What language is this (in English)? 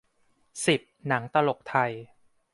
Thai